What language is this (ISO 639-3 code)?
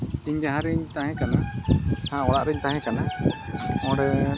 sat